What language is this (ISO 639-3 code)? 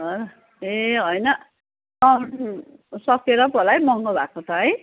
nep